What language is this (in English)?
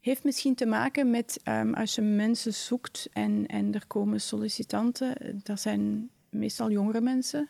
Dutch